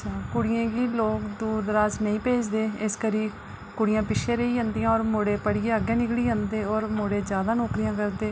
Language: Dogri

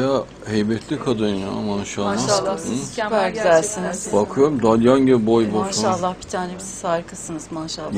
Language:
Turkish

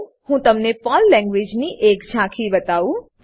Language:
Gujarati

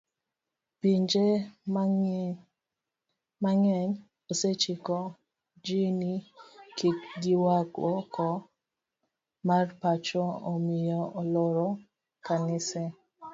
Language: Luo (Kenya and Tanzania)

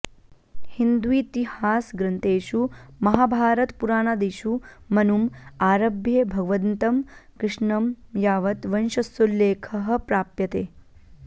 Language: Sanskrit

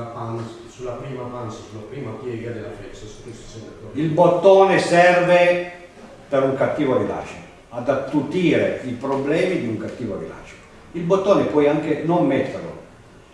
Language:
Italian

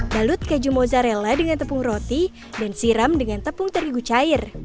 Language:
Indonesian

